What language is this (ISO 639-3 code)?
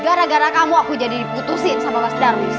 ind